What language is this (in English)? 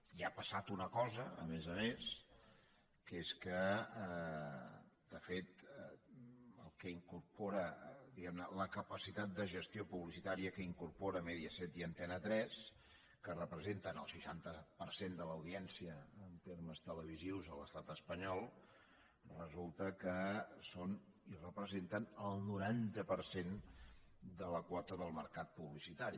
Catalan